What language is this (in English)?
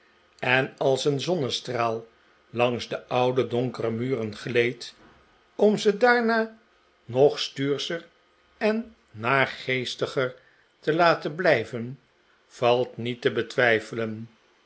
Dutch